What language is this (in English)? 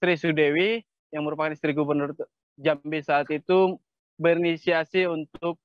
Indonesian